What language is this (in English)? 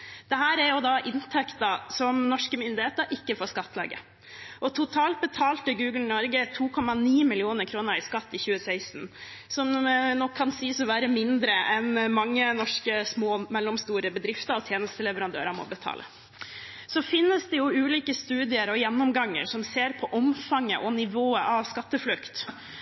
Norwegian Bokmål